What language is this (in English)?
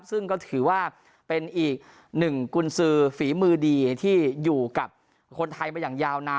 Thai